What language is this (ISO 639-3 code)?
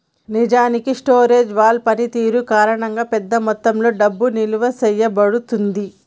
tel